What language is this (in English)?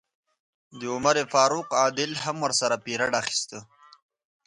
Pashto